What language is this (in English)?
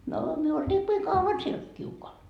Finnish